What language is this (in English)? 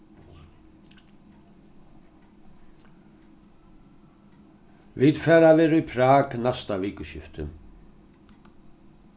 Faroese